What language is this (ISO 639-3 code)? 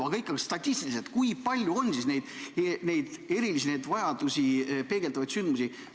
est